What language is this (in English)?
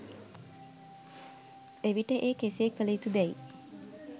Sinhala